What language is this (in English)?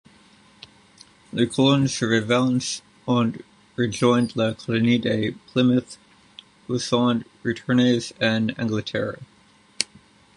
French